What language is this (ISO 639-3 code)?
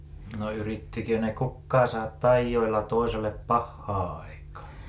fin